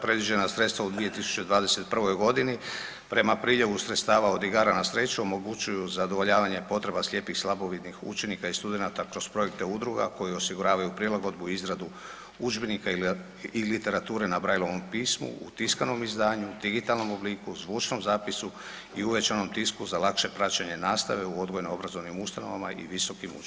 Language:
Croatian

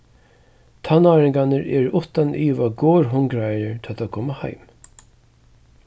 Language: Faroese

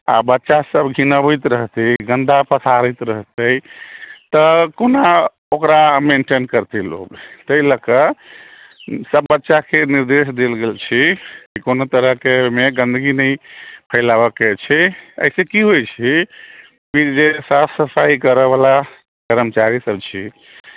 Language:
Maithili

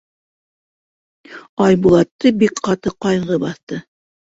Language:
Bashkir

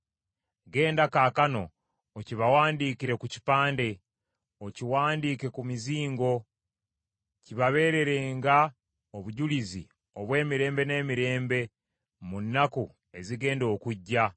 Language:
Ganda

